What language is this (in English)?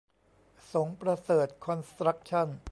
Thai